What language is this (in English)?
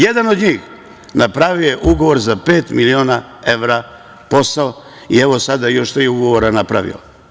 Serbian